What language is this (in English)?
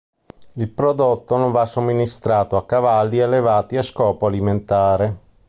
Italian